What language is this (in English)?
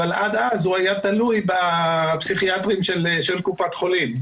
Hebrew